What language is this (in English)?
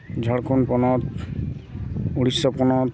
Santali